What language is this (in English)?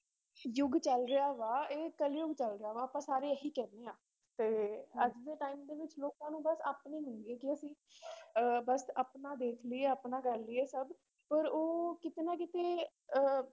Punjabi